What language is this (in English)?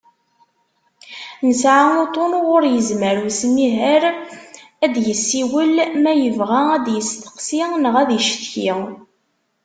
Kabyle